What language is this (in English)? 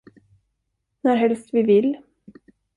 Swedish